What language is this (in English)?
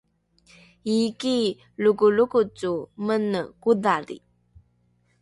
Rukai